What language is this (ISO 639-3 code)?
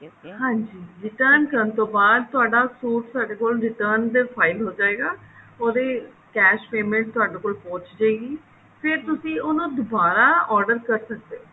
pan